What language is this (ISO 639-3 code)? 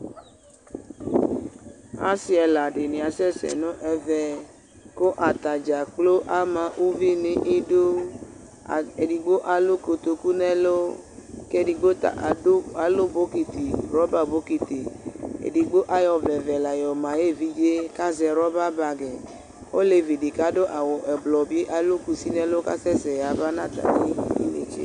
kpo